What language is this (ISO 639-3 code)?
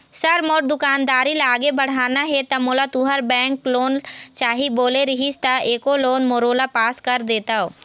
hne